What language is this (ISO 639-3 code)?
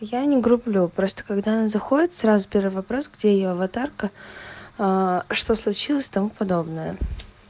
rus